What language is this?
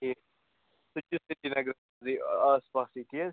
Kashmiri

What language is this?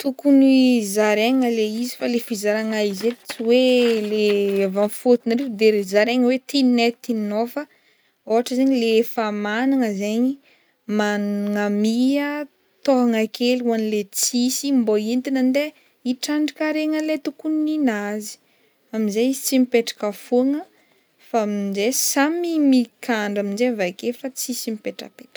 Northern Betsimisaraka Malagasy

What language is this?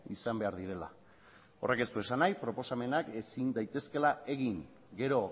Basque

